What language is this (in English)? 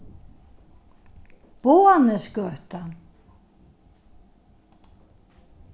Faroese